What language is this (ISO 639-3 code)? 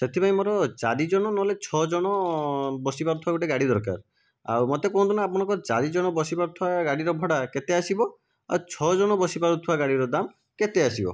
ori